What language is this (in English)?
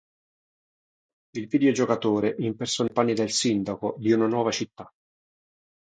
Italian